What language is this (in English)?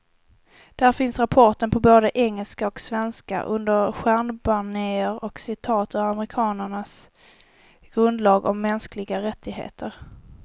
Swedish